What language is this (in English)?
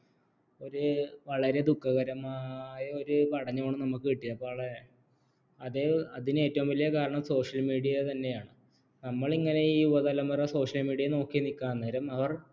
Malayalam